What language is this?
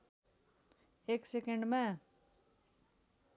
Nepali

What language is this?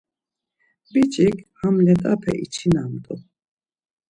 Laz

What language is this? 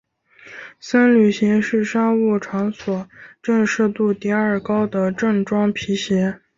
Chinese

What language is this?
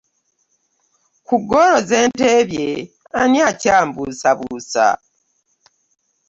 Ganda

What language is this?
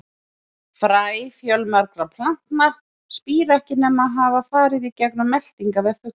Icelandic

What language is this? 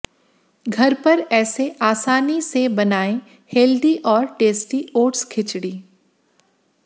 Hindi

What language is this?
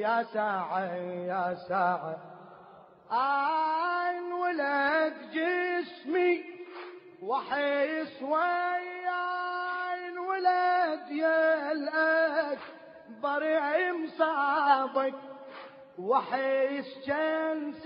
Arabic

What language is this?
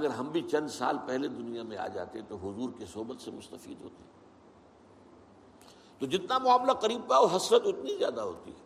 Urdu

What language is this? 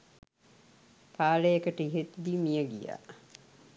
Sinhala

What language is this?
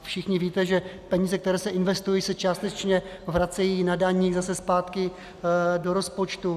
Czech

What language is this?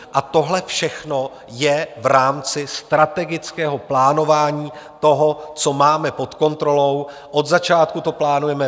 Czech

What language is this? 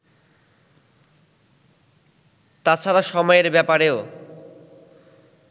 Bangla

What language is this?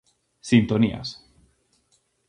Galician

